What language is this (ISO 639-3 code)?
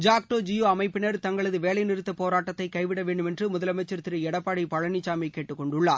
tam